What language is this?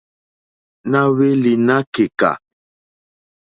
Mokpwe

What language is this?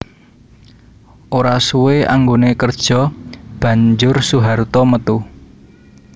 Javanese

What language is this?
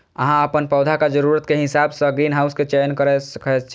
Maithili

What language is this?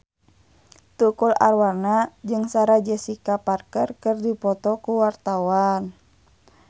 Sundanese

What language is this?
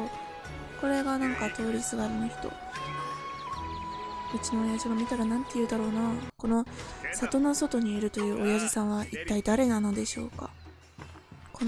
Japanese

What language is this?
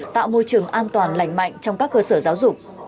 Vietnamese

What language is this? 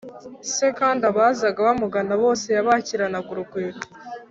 Kinyarwanda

